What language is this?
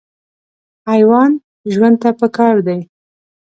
Pashto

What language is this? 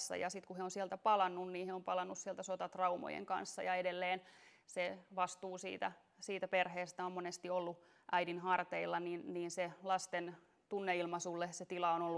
Finnish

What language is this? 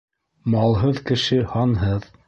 Bashkir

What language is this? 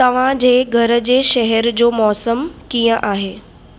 Sindhi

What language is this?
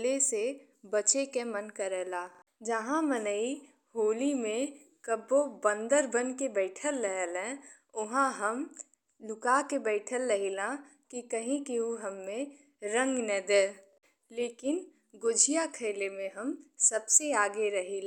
Bhojpuri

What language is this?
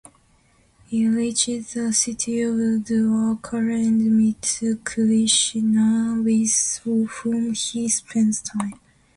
English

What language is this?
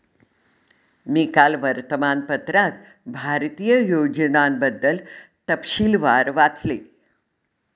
Marathi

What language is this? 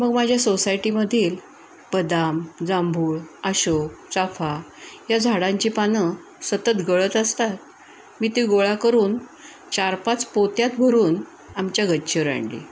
Marathi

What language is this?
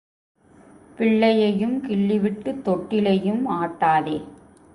Tamil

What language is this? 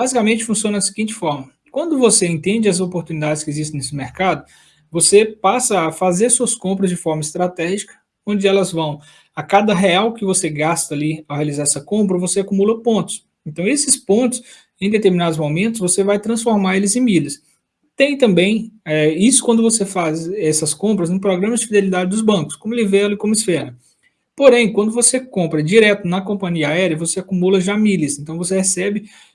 Portuguese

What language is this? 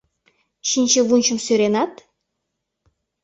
Mari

